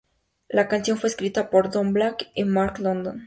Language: Spanish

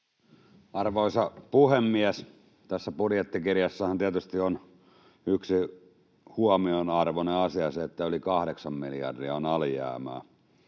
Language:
Finnish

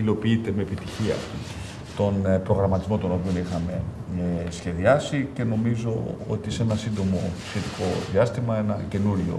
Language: Greek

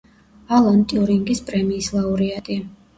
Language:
Georgian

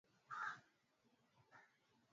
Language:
Swahili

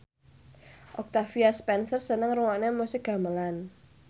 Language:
Javanese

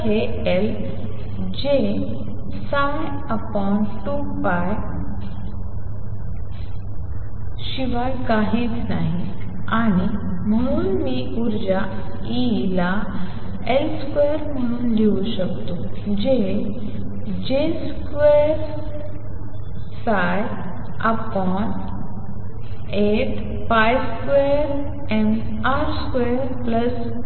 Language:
Marathi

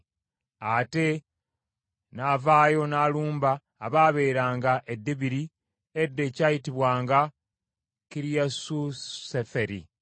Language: Ganda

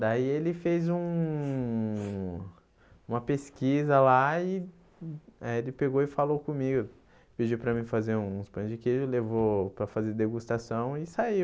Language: Portuguese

